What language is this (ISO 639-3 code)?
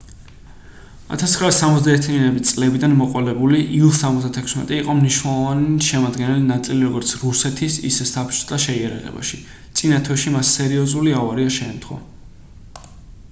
kat